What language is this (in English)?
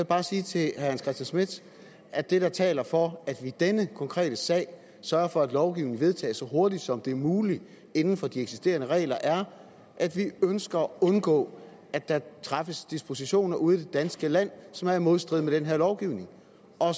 Danish